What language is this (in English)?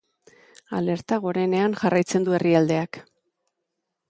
Basque